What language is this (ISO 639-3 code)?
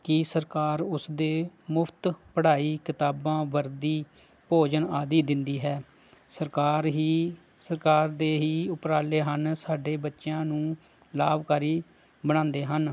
pan